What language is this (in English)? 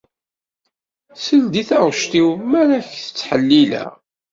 Kabyle